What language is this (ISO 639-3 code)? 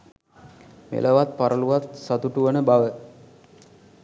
sin